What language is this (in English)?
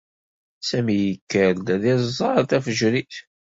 Kabyle